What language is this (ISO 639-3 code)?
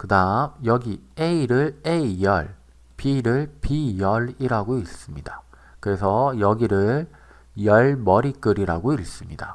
kor